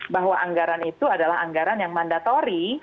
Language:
Indonesian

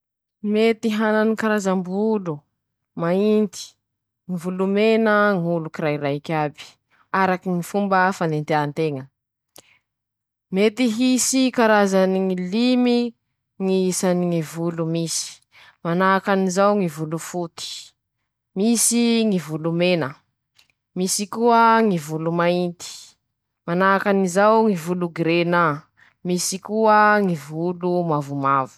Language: Masikoro Malagasy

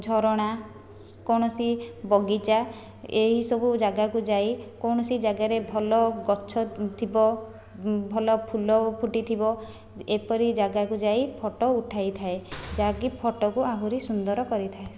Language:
Odia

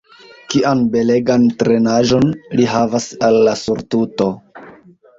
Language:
Esperanto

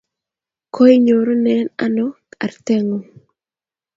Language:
Kalenjin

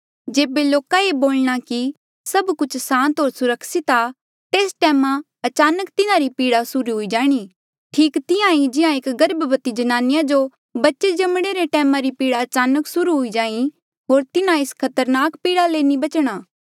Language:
Mandeali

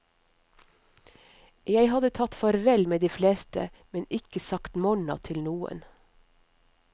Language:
Norwegian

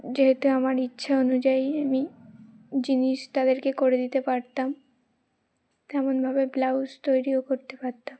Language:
Bangla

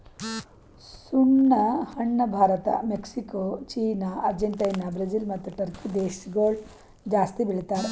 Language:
Kannada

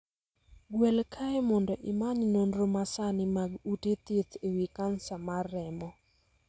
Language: Luo (Kenya and Tanzania)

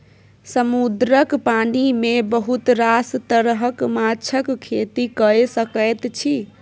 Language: Maithili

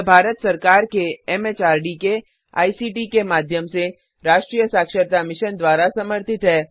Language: Hindi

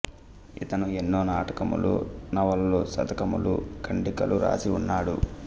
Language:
Telugu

